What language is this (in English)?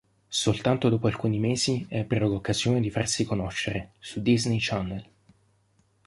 Italian